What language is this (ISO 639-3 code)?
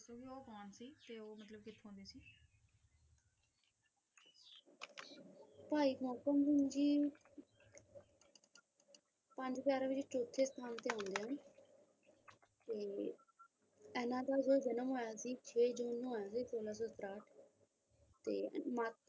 pan